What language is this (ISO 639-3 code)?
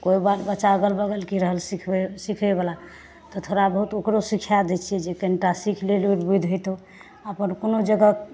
mai